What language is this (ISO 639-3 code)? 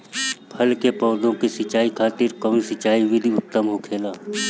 bho